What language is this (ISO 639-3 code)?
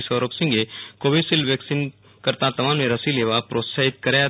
guj